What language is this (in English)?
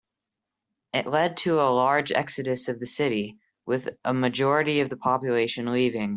English